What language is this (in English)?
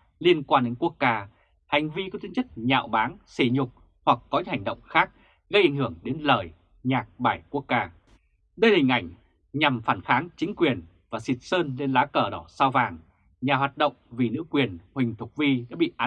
Vietnamese